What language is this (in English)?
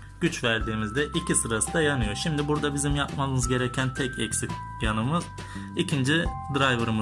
Turkish